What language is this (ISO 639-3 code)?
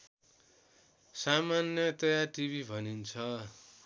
nep